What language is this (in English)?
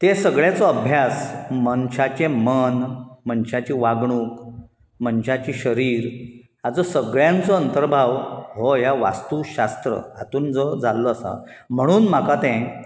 Konkani